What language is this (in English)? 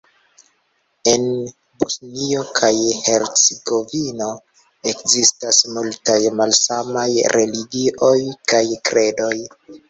Esperanto